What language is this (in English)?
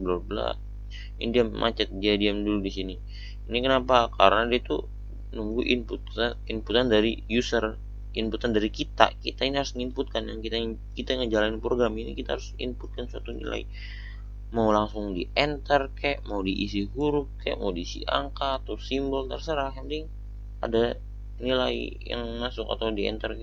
Indonesian